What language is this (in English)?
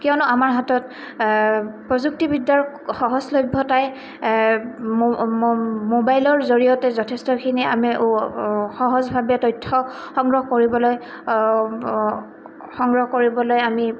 Assamese